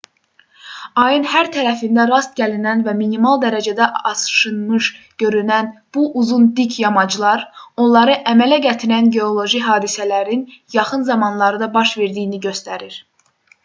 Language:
Azerbaijani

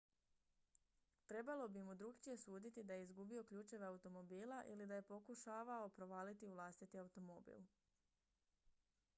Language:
Croatian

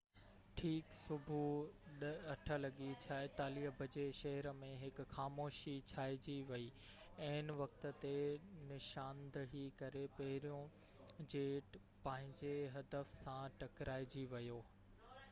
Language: Sindhi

